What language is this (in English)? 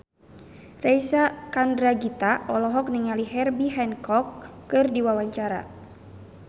Sundanese